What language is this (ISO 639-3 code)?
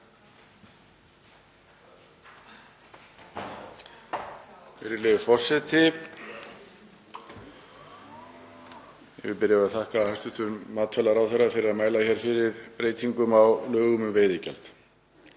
isl